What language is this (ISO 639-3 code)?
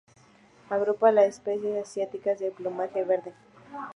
spa